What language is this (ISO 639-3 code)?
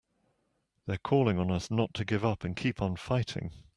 eng